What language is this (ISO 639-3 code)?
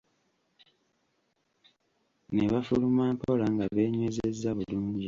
lug